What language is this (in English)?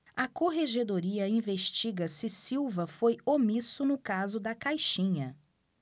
Portuguese